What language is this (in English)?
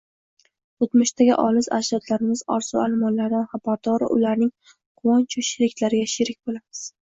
Uzbek